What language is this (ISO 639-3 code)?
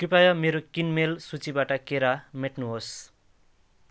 nep